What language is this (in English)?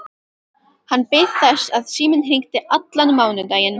Icelandic